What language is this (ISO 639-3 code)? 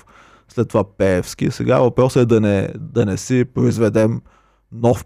bul